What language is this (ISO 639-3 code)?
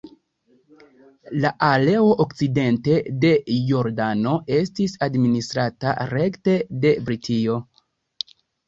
epo